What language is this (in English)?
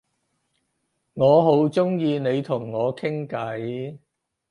Cantonese